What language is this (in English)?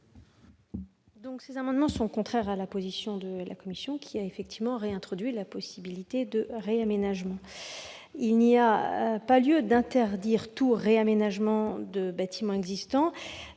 French